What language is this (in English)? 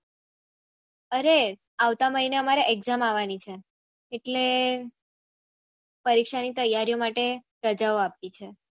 Gujarati